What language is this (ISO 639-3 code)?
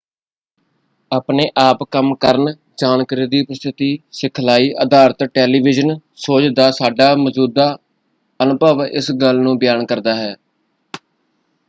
pan